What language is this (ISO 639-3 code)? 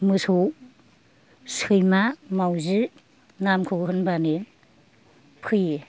brx